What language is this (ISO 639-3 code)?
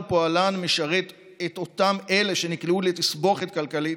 heb